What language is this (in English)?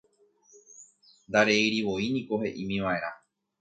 Guarani